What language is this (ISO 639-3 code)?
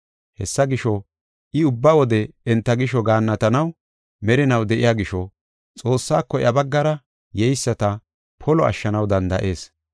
gof